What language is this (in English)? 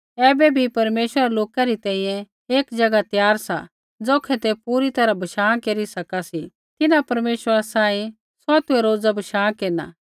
Kullu Pahari